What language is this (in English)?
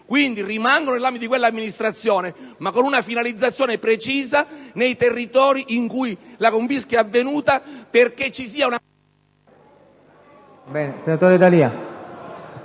Italian